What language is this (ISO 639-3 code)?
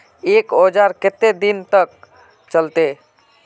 mag